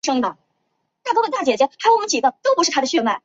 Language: Chinese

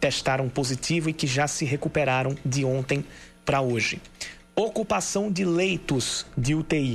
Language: Portuguese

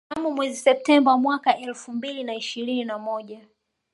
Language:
Swahili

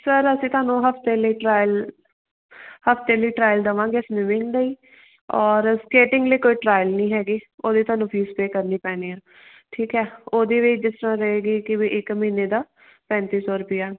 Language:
Punjabi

